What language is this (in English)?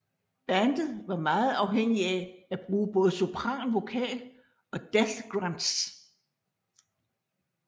Danish